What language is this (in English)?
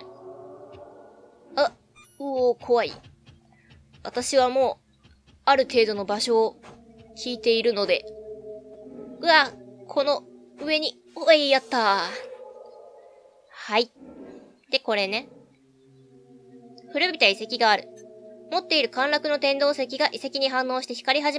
Japanese